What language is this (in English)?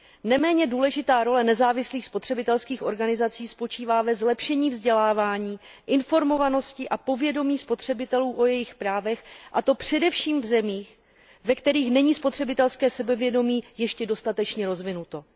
Czech